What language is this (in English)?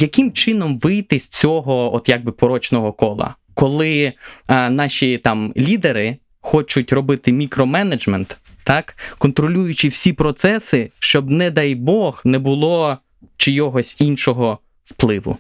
Ukrainian